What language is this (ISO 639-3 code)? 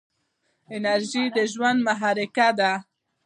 pus